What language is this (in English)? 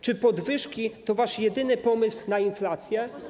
Polish